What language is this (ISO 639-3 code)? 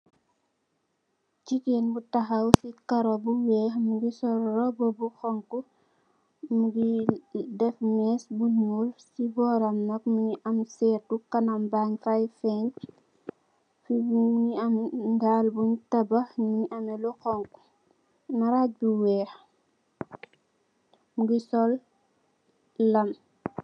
wol